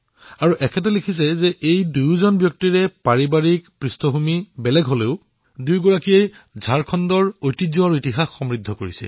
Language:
Assamese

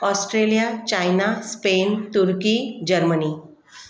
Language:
Sindhi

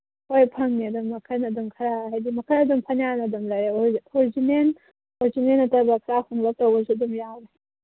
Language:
Manipuri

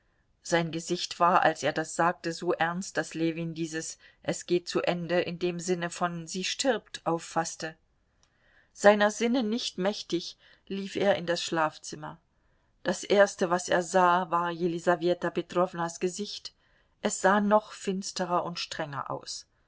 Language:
German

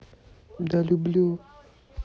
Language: Russian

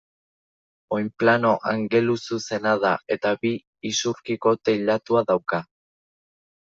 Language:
Basque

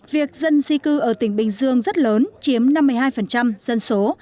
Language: Vietnamese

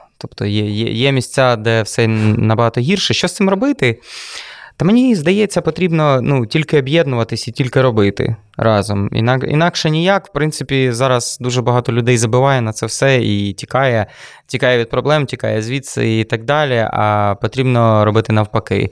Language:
Ukrainian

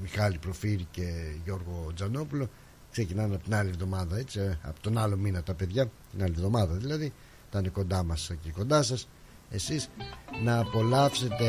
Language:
Greek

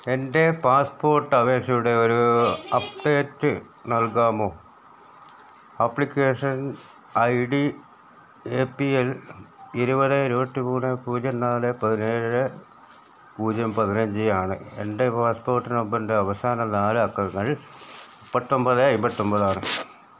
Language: Malayalam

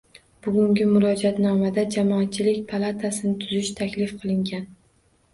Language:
Uzbek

